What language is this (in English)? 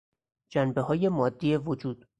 Persian